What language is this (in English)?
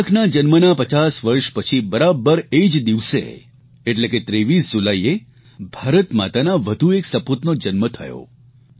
Gujarati